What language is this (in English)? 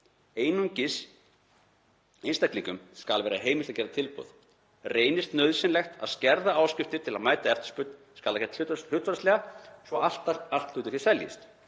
Icelandic